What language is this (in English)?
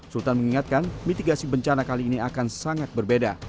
Indonesian